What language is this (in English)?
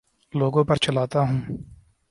Urdu